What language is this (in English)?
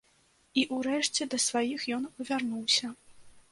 Belarusian